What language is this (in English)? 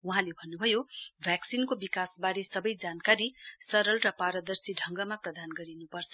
Nepali